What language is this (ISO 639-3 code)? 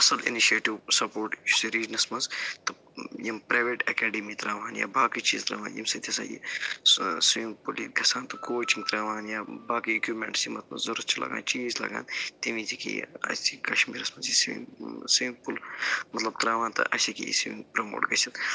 kas